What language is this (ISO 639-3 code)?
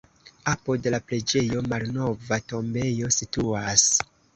epo